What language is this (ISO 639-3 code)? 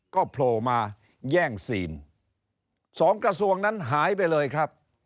tha